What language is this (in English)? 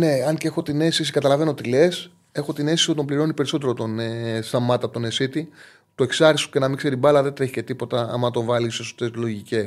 Greek